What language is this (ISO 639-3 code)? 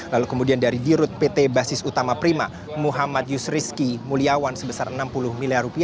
ind